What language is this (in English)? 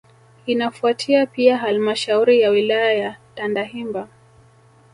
Swahili